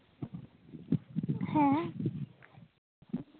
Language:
Santali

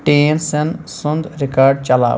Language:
Kashmiri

